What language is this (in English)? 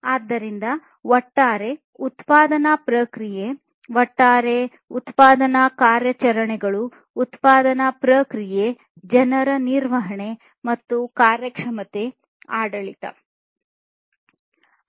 Kannada